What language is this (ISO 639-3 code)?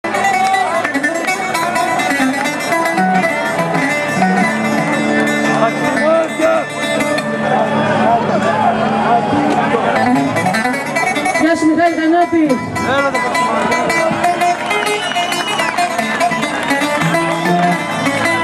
ell